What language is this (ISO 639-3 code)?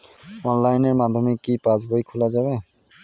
ben